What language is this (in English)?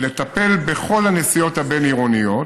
Hebrew